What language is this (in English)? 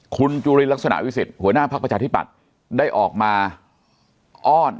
Thai